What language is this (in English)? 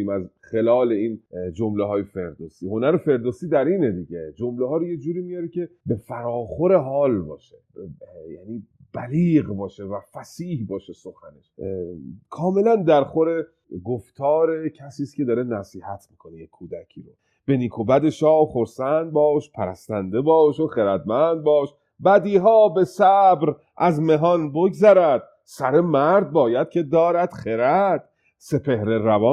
Persian